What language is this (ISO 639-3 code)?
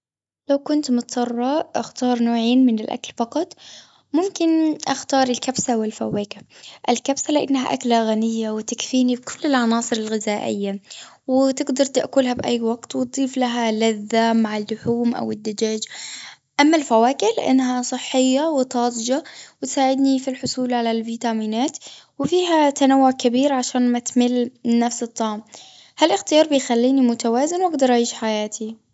afb